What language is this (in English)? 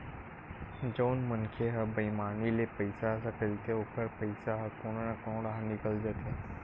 Chhattisgarhi